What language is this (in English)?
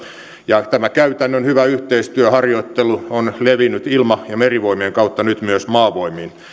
Finnish